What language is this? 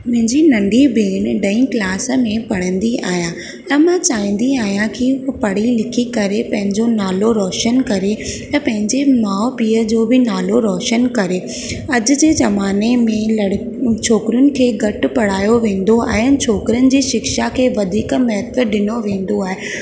Sindhi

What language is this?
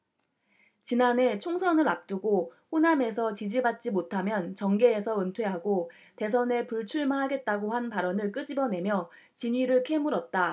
Korean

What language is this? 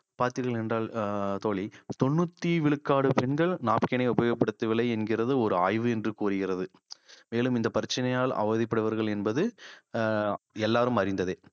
Tamil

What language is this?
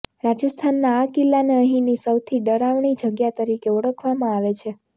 Gujarati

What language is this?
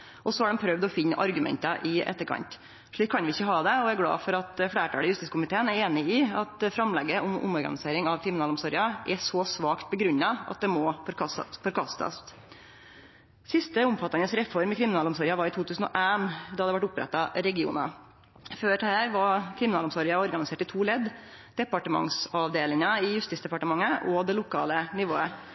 Norwegian Nynorsk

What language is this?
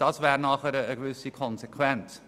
Swiss German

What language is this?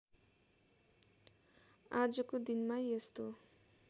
Nepali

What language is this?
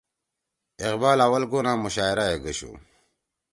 Torwali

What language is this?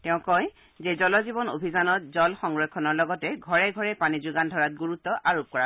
Assamese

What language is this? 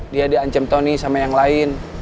Indonesian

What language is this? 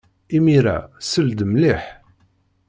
Kabyle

